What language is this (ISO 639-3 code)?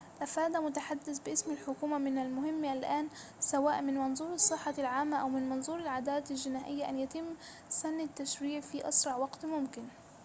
ara